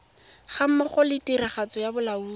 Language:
Tswana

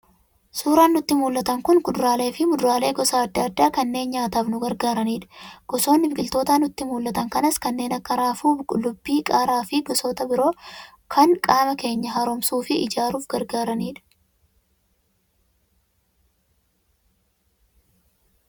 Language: Oromo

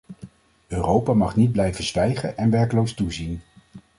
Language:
Dutch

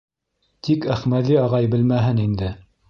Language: Bashkir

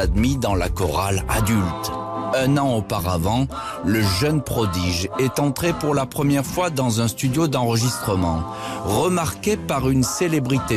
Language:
French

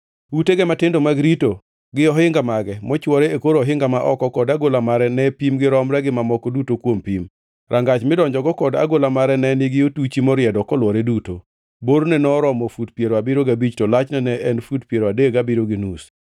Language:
Luo (Kenya and Tanzania)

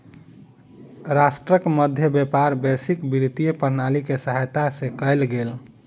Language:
Maithili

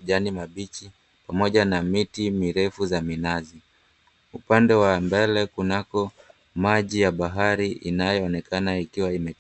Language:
Swahili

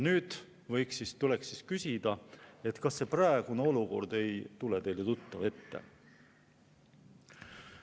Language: Estonian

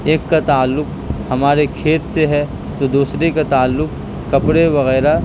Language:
Urdu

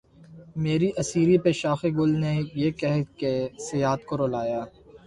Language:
Urdu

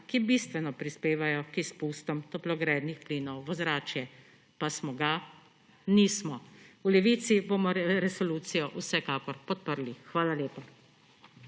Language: Slovenian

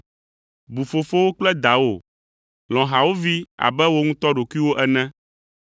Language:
Ewe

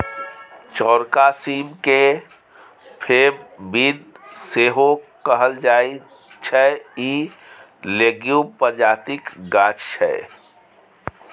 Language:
Maithili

